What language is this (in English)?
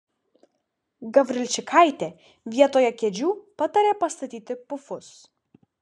Lithuanian